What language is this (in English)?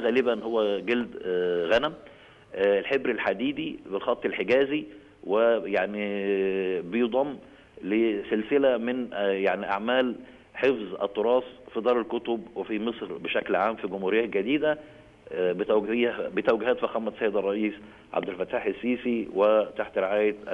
Arabic